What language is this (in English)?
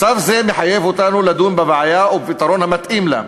Hebrew